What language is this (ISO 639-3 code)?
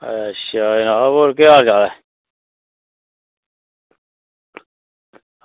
doi